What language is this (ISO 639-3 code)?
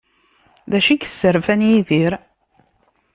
kab